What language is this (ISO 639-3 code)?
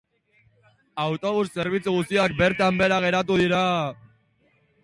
eus